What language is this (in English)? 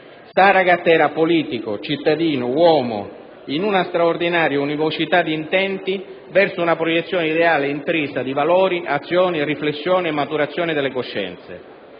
Italian